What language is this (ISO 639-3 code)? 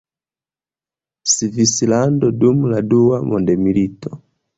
epo